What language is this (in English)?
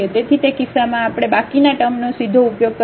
Gujarati